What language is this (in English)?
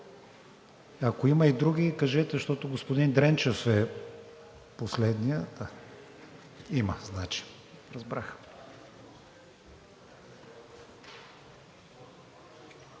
Bulgarian